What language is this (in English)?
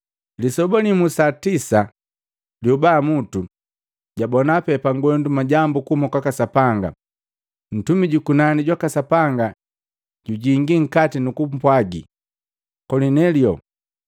Matengo